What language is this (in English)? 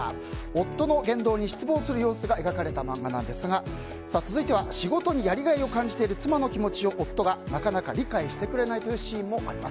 Japanese